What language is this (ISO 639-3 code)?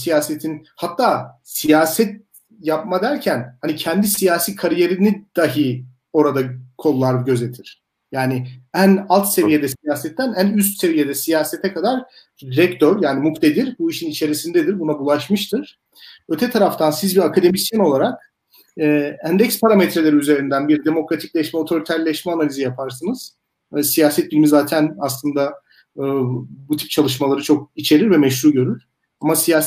tur